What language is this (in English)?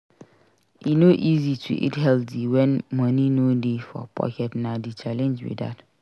Nigerian Pidgin